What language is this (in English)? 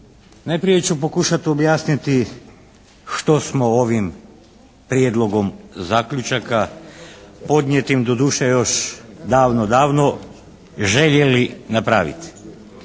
Croatian